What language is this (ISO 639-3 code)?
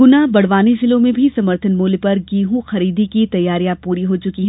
hin